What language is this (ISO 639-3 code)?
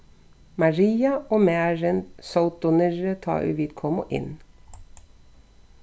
fao